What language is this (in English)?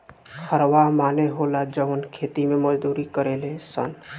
Bhojpuri